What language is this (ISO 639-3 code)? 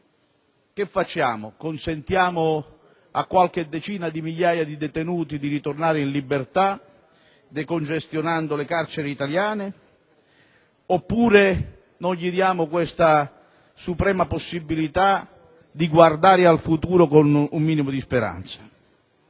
ita